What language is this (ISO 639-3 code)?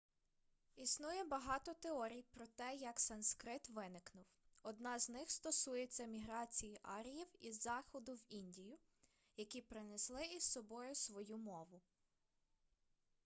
ukr